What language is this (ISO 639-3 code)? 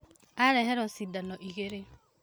kik